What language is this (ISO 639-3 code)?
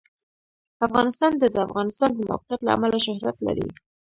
pus